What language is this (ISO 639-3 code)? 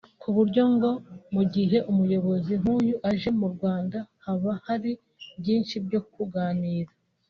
kin